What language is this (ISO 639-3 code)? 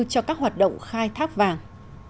vie